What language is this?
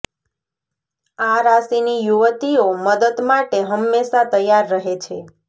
Gujarati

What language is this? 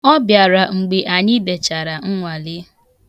Igbo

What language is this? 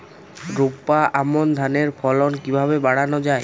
Bangla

